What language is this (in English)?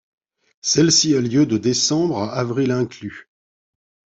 French